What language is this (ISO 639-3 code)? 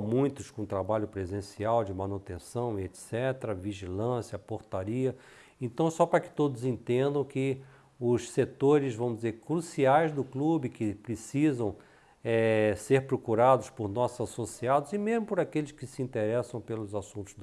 por